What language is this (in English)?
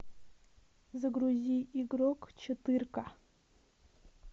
Russian